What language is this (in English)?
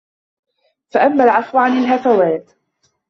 Arabic